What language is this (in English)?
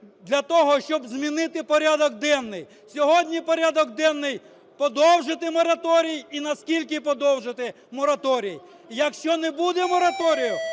Ukrainian